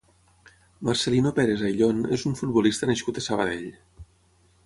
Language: Catalan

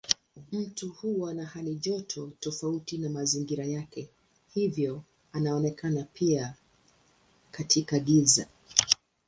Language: Swahili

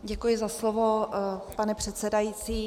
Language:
Czech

